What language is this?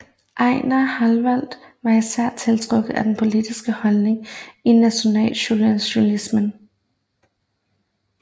Danish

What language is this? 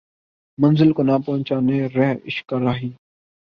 Urdu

